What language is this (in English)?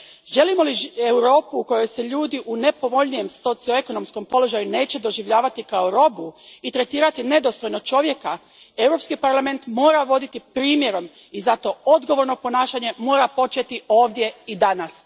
Croatian